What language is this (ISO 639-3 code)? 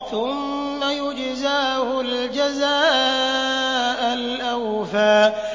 ara